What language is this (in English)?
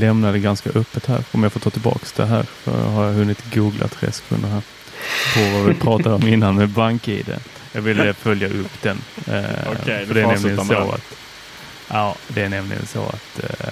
Swedish